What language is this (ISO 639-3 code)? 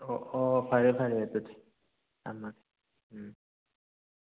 mni